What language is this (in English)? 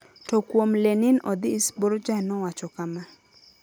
Luo (Kenya and Tanzania)